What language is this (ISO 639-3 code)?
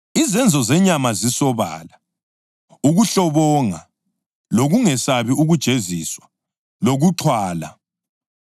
nde